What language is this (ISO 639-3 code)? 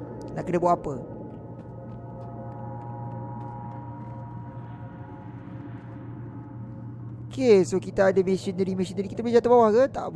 msa